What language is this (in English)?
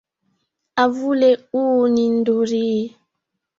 Swahili